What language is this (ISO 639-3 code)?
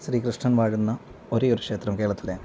mal